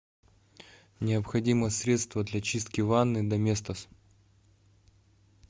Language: Russian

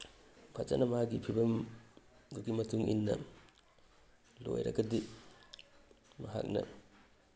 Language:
Manipuri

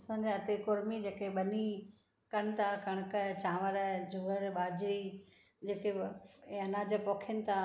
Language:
Sindhi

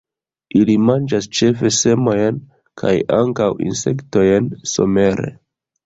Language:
Esperanto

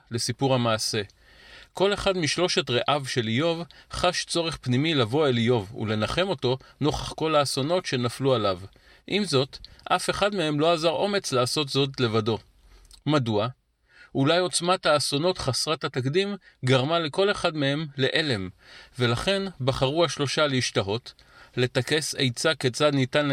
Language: Hebrew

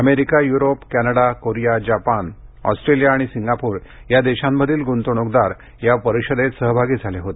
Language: Marathi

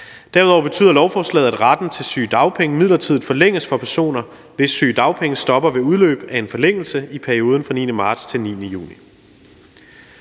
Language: Danish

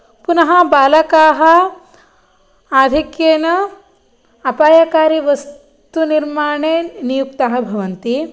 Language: Sanskrit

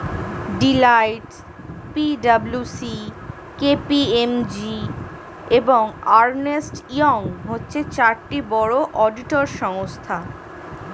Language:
Bangla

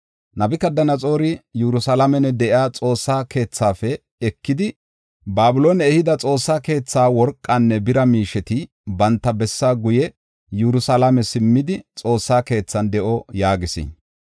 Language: Gofa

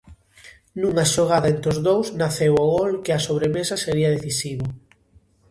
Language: Galician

